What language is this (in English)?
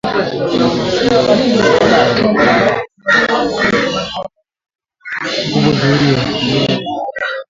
Swahili